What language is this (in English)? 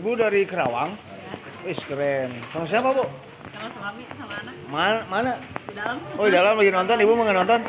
Indonesian